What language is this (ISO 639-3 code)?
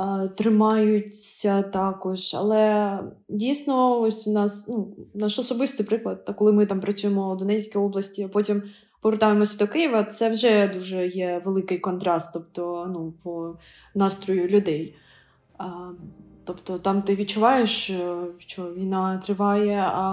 ukr